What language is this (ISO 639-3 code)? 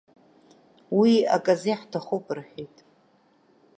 abk